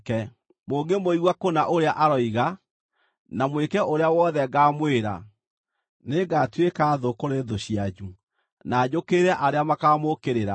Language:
Kikuyu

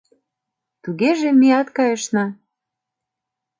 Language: Mari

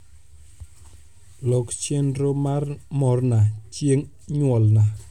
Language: Luo (Kenya and Tanzania)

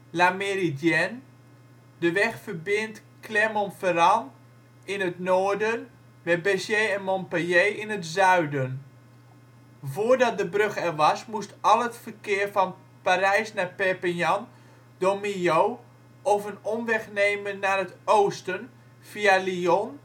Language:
Dutch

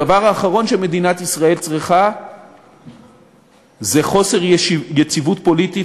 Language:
Hebrew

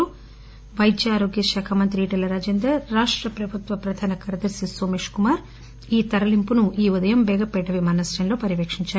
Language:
Telugu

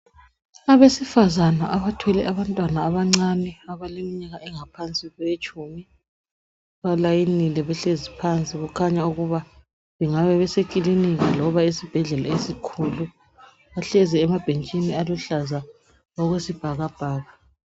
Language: North Ndebele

